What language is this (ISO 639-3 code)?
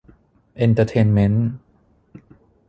tha